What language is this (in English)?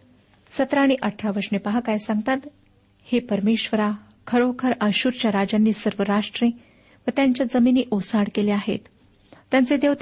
Marathi